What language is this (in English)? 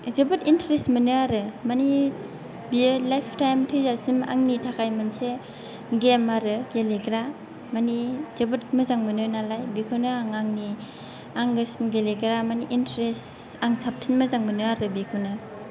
Bodo